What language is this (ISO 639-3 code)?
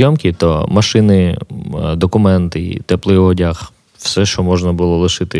ukr